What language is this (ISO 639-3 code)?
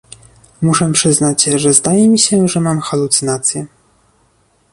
pol